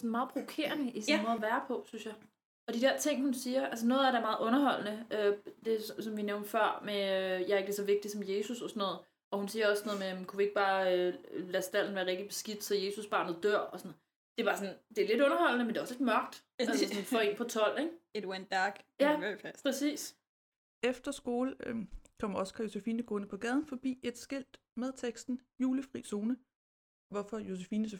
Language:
Danish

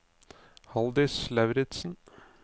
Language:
Norwegian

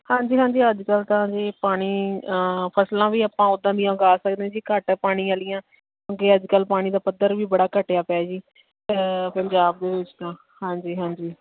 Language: Punjabi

